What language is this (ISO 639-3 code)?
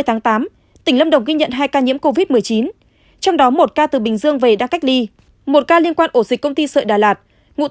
vie